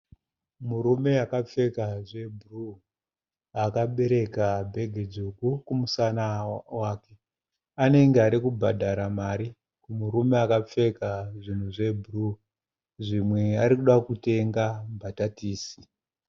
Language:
Shona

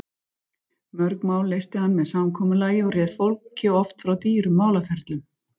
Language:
Icelandic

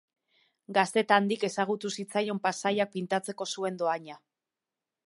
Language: Basque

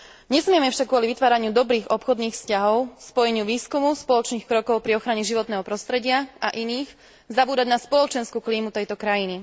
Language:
Slovak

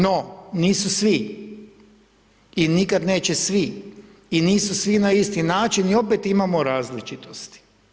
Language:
Croatian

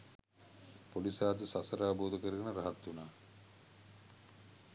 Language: Sinhala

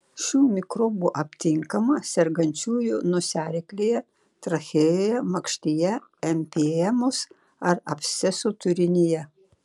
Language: Lithuanian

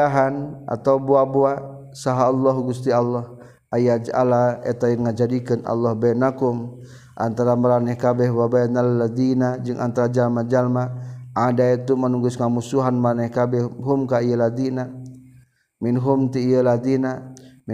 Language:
Malay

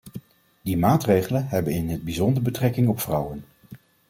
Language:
Dutch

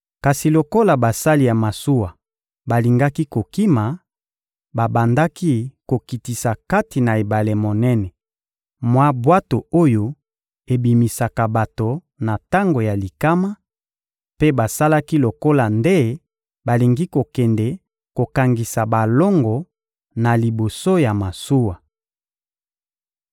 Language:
Lingala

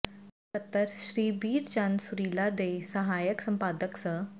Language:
Punjabi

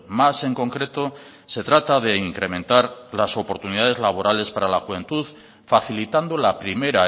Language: Spanish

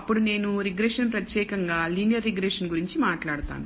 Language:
Telugu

